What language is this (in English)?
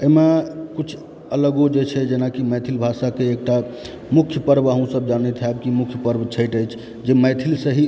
Maithili